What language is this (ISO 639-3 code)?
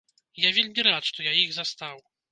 bel